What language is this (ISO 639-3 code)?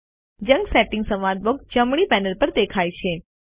guj